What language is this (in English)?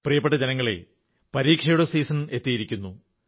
Malayalam